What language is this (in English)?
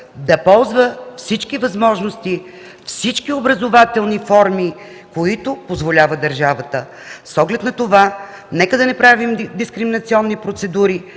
Bulgarian